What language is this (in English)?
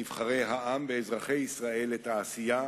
Hebrew